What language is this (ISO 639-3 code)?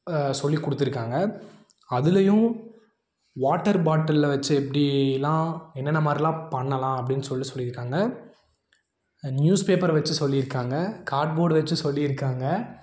tam